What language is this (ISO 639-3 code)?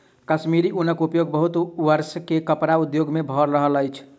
mai